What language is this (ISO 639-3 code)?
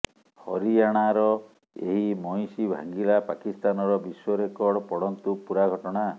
ori